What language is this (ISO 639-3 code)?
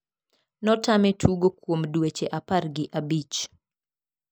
luo